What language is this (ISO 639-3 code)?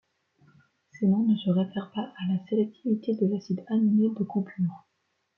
fra